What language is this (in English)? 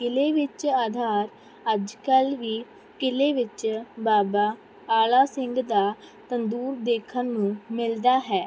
Punjabi